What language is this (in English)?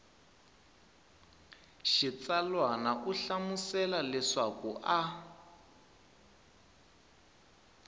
Tsonga